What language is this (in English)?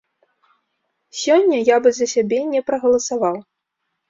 Belarusian